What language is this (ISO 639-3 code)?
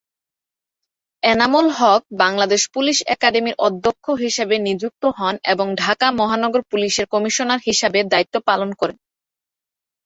ben